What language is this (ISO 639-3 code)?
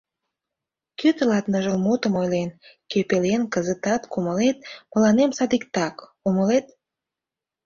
chm